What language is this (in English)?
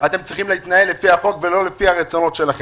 Hebrew